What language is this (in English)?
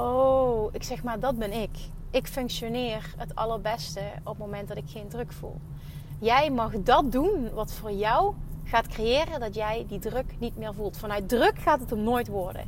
Dutch